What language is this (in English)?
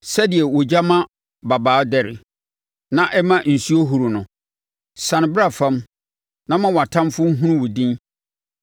Akan